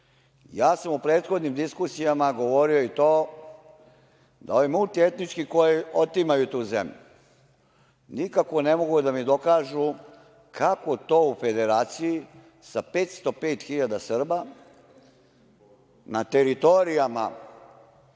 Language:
Serbian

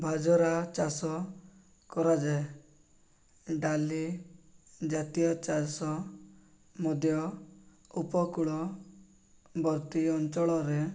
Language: Odia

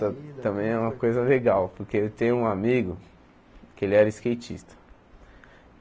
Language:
Portuguese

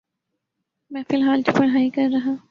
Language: Urdu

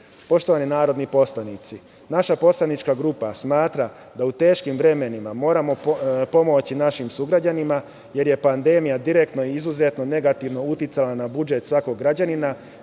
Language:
Serbian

